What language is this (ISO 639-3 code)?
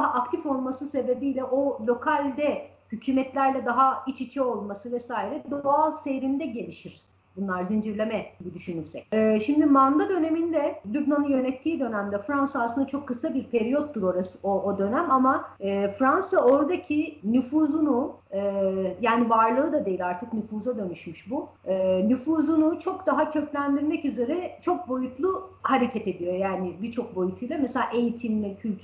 tur